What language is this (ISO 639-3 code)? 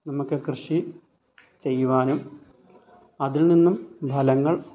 mal